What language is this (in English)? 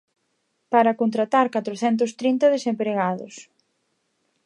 Galician